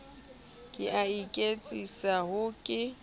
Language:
Southern Sotho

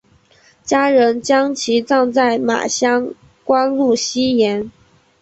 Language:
Chinese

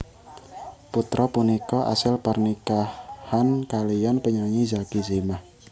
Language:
Javanese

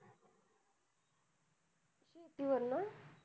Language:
Marathi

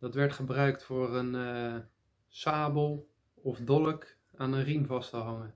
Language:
Dutch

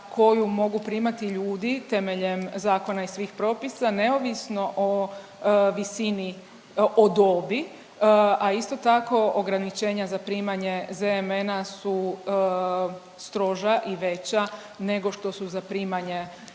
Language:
Croatian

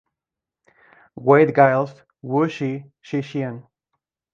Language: Spanish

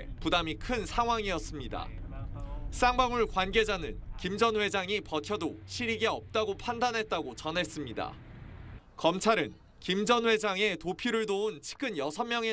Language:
Korean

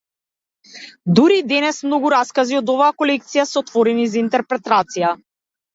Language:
Macedonian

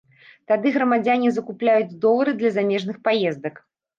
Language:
Belarusian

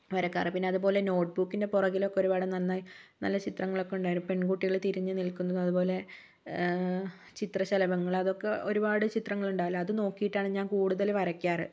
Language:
Malayalam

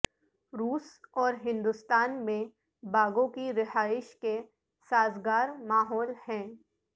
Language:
Urdu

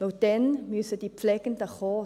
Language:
Swiss German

